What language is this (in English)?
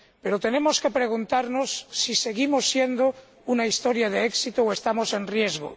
Spanish